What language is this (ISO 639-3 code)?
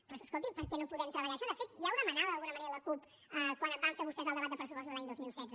cat